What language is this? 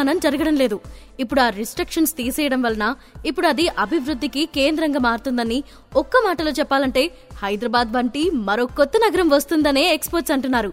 Telugu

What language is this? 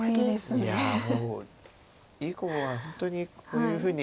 Japanese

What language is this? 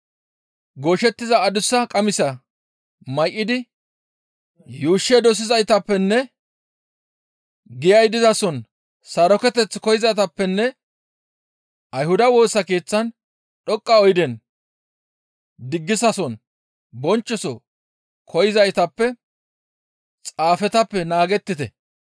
Gamo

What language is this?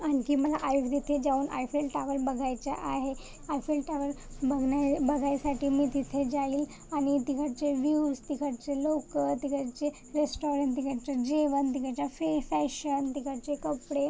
Marathi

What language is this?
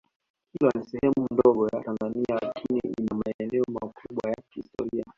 Swahili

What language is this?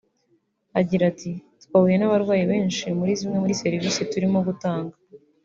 Kinyarwanda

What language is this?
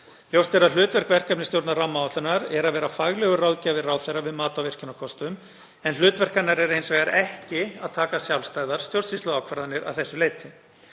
Icelandic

